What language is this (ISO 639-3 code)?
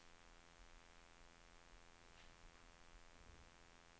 swe